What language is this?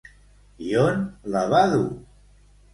Catalan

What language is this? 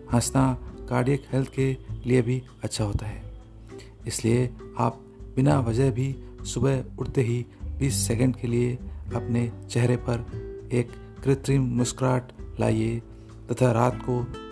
Hindi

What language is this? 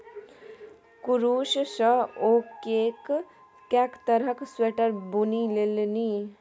Maithili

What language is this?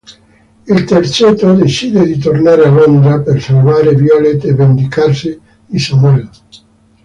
Italian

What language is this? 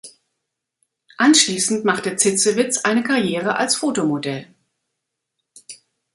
German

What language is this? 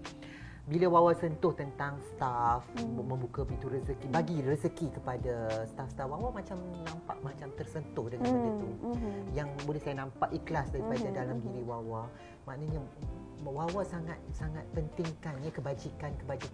Malay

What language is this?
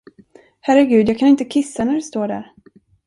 Swedish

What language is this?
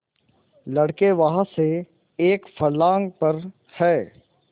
Hindi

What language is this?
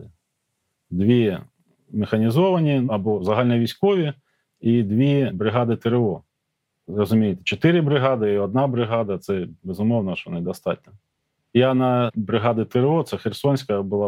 Ukrainian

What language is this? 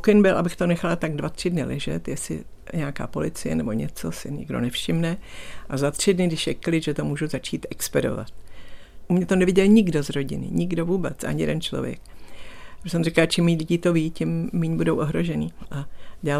Czech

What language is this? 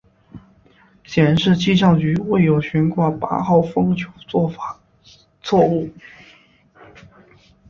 Chinese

